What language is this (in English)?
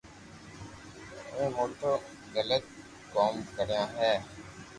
Loarki